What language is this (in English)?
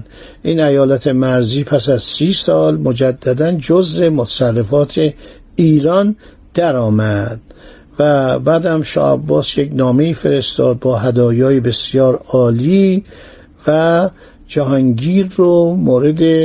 Persian